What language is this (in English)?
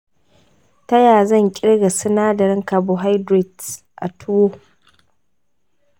Hausa